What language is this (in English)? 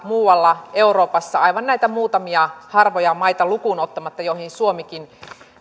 Finnish